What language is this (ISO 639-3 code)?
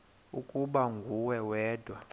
xho